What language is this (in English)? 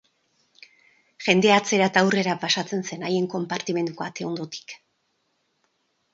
Basque